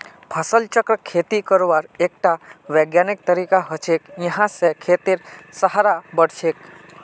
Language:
Magahi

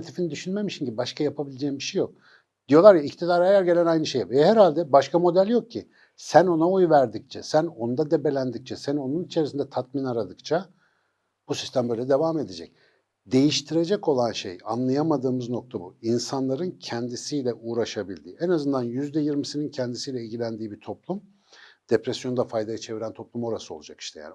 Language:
Turkish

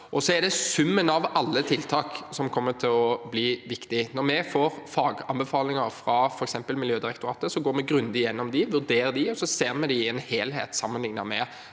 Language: Norwegian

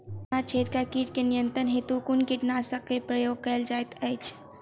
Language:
Maithili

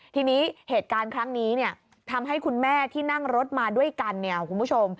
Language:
Thai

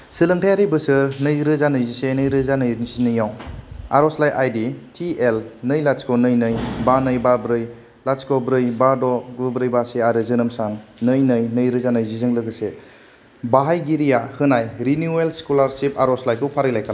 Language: Bodo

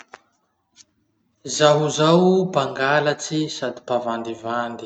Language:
Masikoro Malagasy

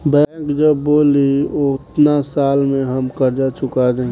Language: Bhojpuri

